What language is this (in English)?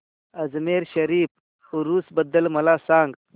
Marathi